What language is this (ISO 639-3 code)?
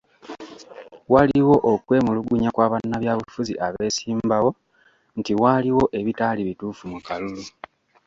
lug